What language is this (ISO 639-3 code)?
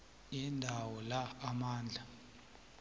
nbl